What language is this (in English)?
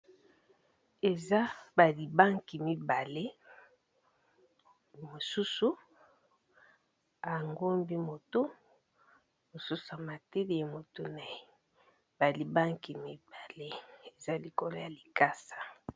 Lingala